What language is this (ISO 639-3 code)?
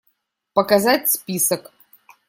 rus